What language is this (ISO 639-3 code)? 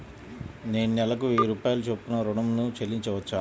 tel